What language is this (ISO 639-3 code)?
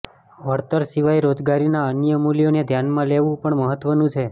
guj